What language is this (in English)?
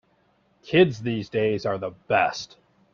English